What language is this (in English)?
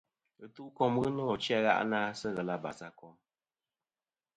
Kom